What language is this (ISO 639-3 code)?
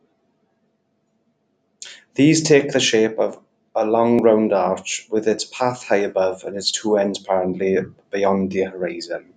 eng